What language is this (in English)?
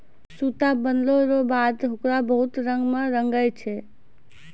Maithili